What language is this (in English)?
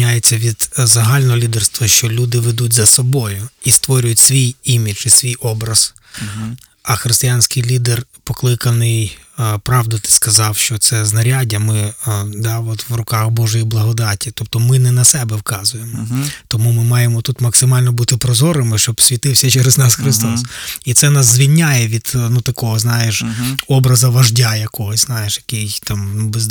Ukrainian